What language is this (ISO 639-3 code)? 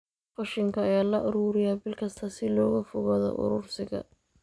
som